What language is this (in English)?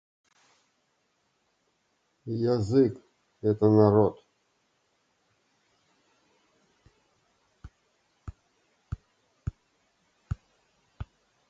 Russian